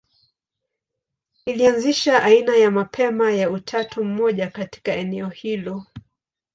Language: Swahili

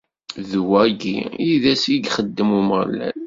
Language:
Kabyle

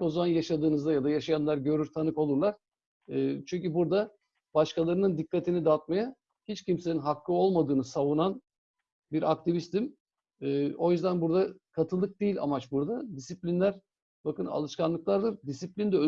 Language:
Turkish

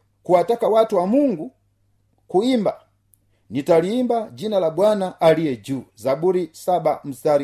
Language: Swahili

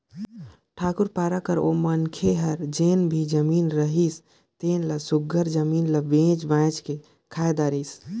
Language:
Chhattisgarhi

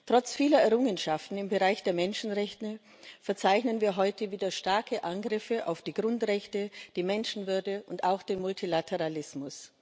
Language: German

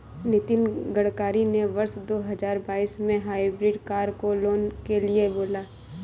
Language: Hindi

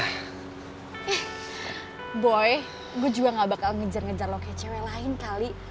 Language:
Indonesian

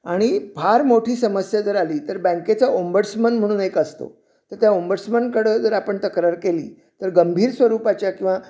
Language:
Marathi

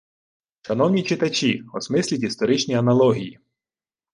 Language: Ukrainian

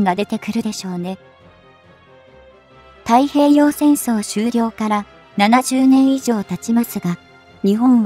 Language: Japanese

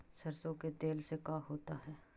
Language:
Magahi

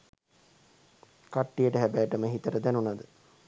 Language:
Sinhala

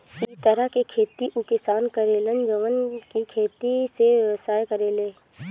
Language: Bhojpuri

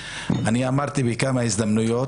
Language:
Hebrew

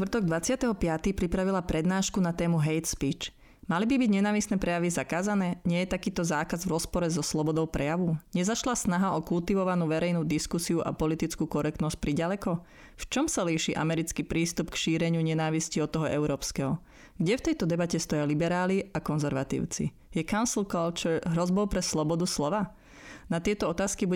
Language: Slovak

